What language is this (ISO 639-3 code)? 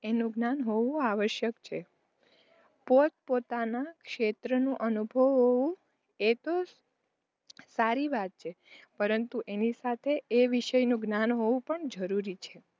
guj